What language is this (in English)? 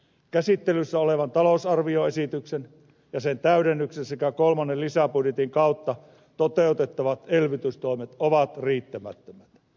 Finnish